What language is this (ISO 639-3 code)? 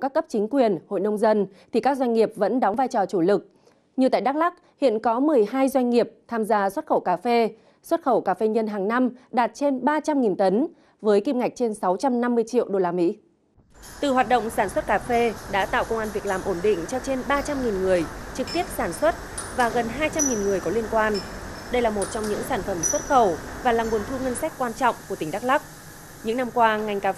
vie